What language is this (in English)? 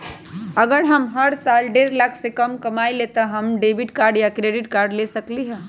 Magahi